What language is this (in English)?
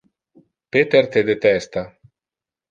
Interlingua